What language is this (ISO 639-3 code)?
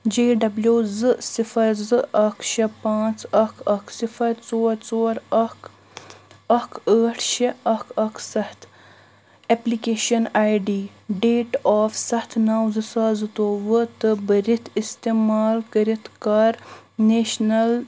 kas